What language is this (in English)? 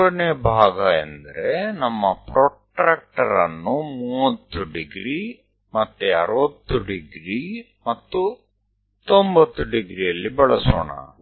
Kannada